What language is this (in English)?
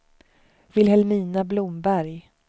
Swedish